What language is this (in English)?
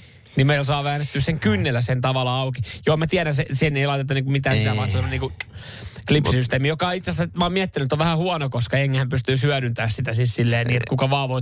Finnish